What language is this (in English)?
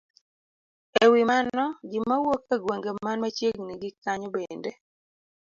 Luo (Kenya and Tanzania)